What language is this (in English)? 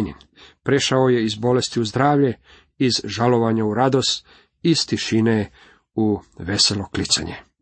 Croatian